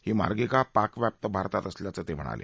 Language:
Marathi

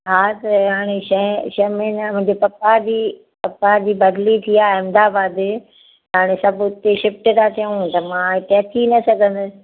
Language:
Sindhi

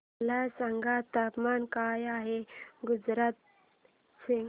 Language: Marathi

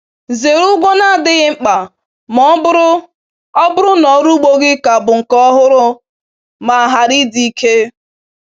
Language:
Igbo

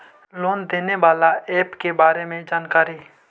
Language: Magahi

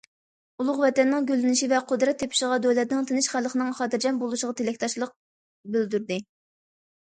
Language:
Uyghur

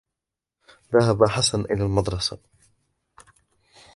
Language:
Arabic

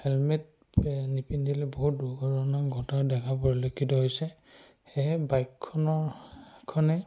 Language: Assamese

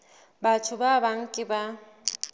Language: Southern Sotho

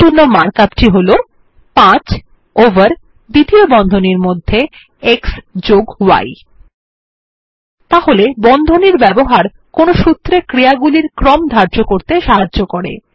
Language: Bangla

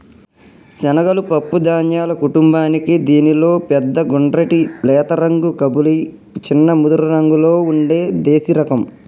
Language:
Telugu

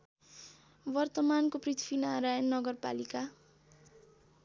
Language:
Nepali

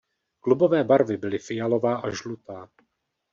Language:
Czech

